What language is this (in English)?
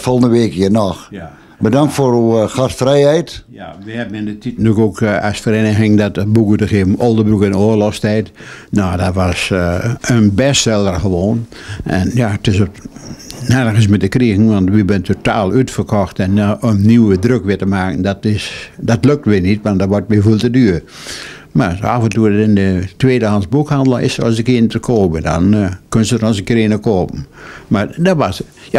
Dutch